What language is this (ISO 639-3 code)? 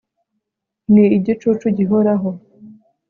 kin